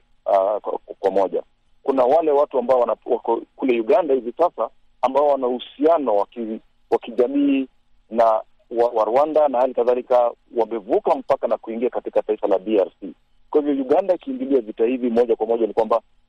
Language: Swahili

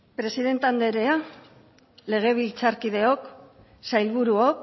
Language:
Basque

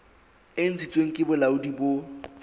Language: Southern Sotho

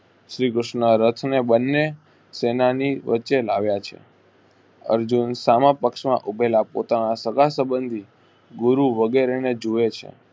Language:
Gujarati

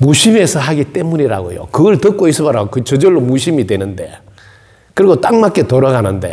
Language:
Korean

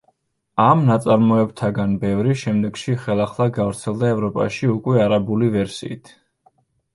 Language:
Georgian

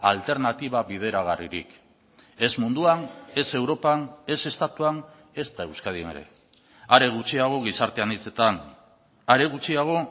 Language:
Basque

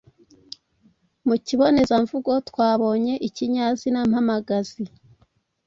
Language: Kinyarwanda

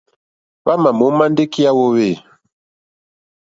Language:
Mokpwe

